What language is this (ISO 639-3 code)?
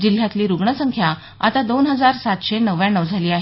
mar